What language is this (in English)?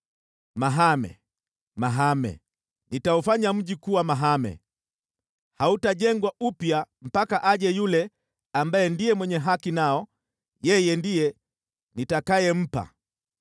Swahili